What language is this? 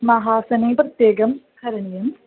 Sanskrit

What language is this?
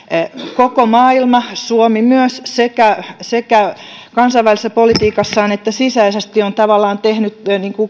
Finnish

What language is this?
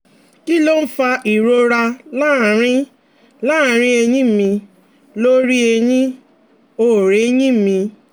Yoruba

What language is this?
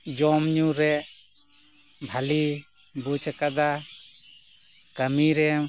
Santali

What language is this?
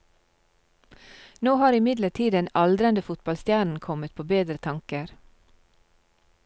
Norwegian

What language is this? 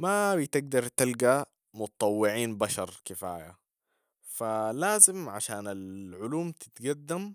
Sudanese Arabic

